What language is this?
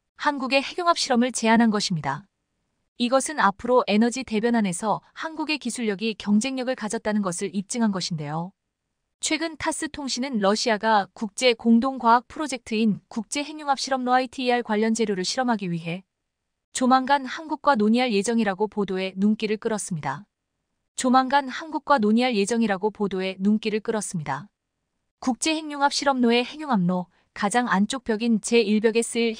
Korean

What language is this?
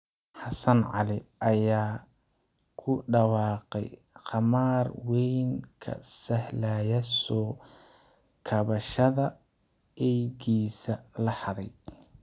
Somali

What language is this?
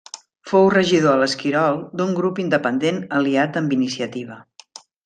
Catalan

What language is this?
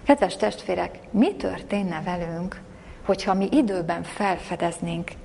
Hungarian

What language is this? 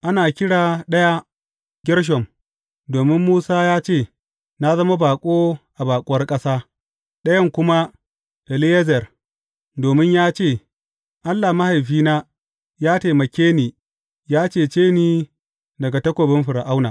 Hausa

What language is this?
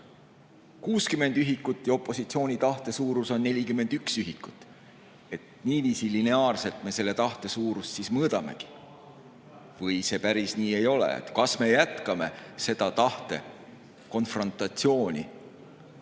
Estonian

